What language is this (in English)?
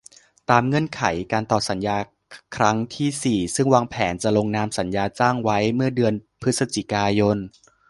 Thai